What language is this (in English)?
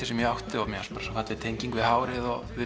Icelandic